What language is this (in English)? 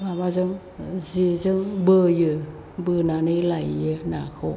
Bodo